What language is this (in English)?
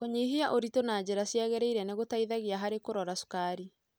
Kikuyu